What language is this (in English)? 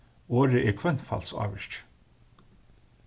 Faroese